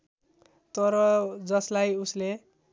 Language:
Nepali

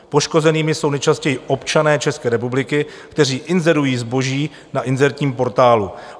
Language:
Czech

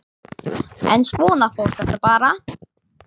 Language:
Icelandic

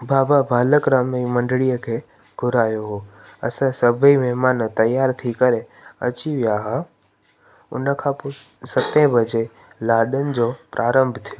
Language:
Sindhi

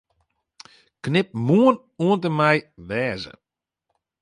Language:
Western Frisian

